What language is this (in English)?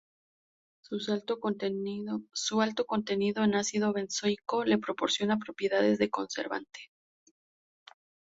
Spanish